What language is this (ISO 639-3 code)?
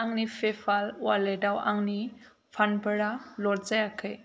brx